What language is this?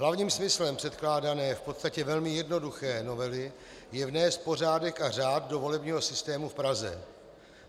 Czech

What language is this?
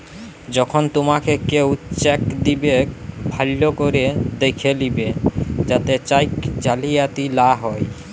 Bangla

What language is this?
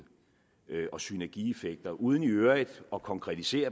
Danish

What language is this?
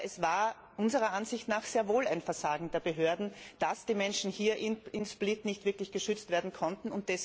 German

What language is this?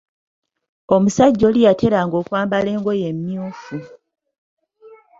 Ganda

